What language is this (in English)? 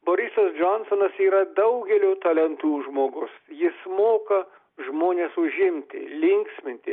Lithuanian